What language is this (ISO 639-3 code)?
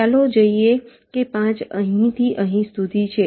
guj